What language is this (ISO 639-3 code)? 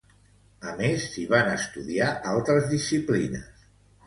cat